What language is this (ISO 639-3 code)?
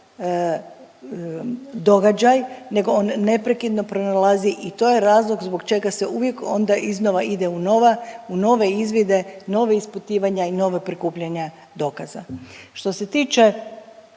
hrv